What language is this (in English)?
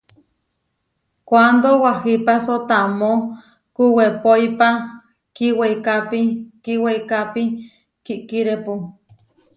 Huarijio